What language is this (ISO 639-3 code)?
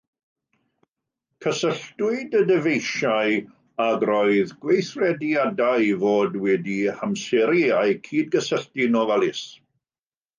cym